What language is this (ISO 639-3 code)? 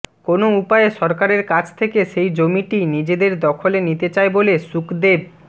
ben